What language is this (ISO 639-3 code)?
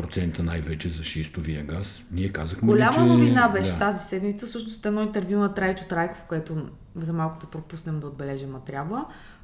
bul